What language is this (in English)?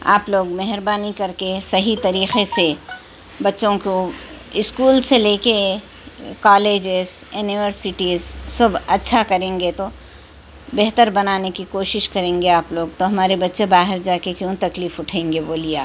Urdu